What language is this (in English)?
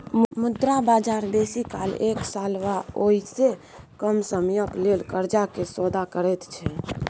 Maithili